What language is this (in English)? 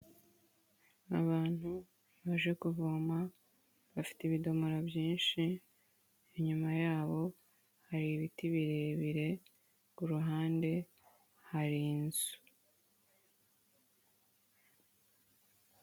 Kinyarwanda